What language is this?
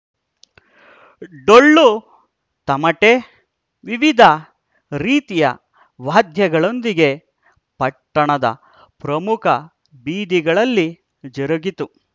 Kannada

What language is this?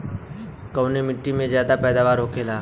Bhojpuri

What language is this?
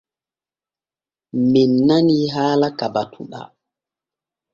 Borgu Fulfulde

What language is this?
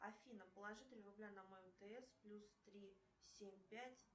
Russian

